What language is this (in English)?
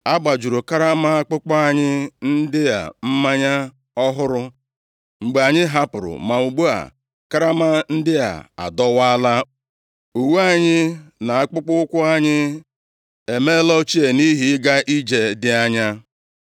Igbo